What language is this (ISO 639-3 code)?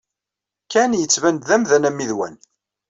kab